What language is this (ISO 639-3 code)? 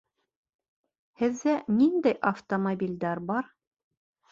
bak